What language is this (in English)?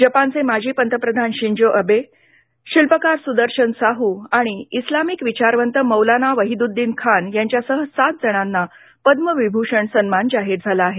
Marathi